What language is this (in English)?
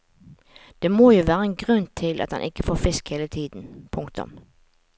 Norwegian